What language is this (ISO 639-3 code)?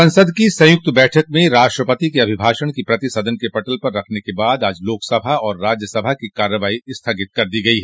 hin